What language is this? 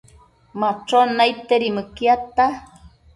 Matsés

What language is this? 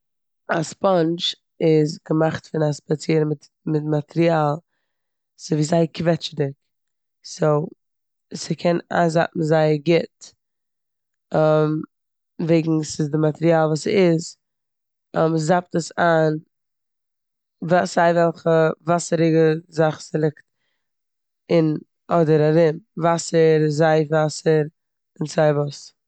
Yiddish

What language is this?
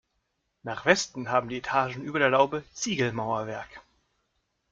German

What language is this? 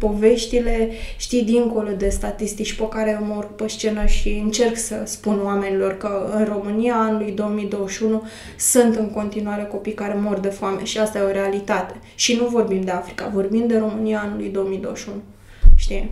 Romanian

